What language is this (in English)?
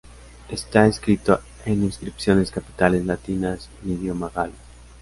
Spanish